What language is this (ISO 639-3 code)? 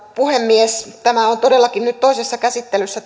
fin